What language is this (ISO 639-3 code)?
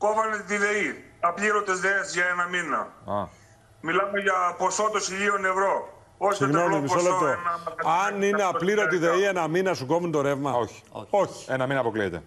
ell